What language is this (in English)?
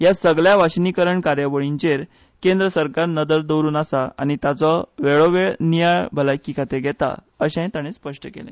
Konkani